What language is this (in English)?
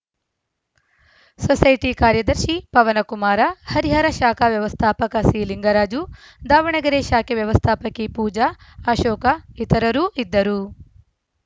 Kannada